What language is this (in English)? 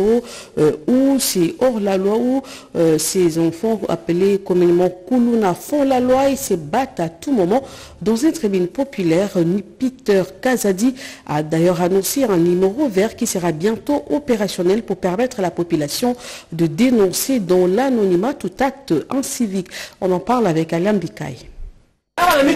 French